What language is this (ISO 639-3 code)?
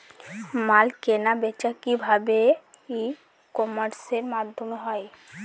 ben